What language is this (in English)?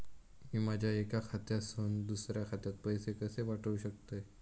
Marathi